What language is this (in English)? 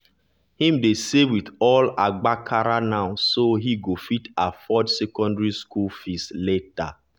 Nigerian Pidgin